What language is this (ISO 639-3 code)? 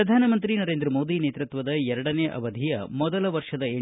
kan